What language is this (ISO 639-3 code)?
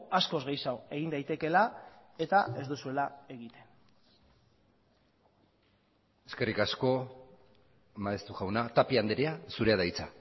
eus